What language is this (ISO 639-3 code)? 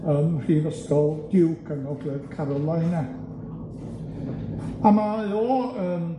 cym